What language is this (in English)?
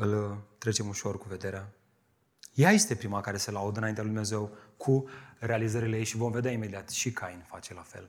Romanian